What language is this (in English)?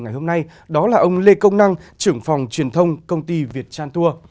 Vietnamese